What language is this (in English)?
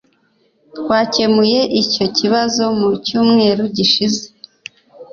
Kinyarwanda